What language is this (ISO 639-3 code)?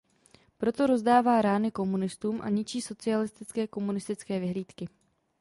ces